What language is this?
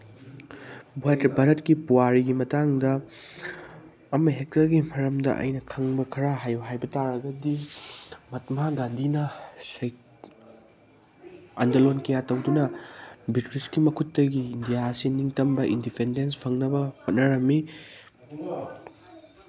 Manipuri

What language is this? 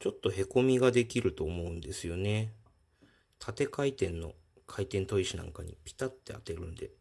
Japanese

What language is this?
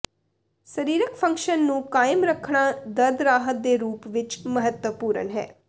Punjabi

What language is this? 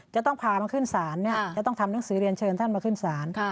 Thai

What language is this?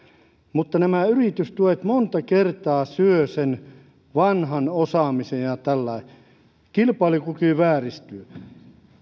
Finnish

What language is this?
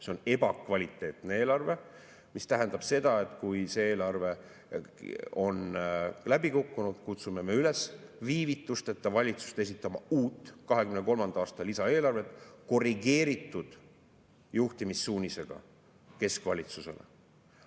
Estonian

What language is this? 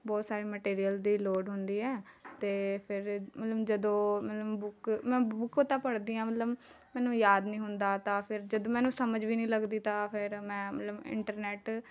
Punjabi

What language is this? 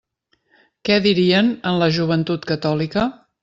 Catalan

